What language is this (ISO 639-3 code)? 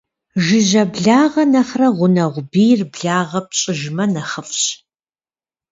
kbd